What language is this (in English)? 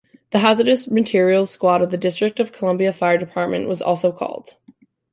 English